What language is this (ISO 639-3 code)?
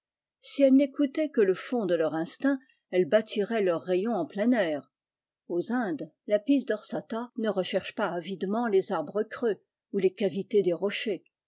fra